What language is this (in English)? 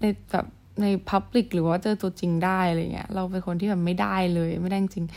Thai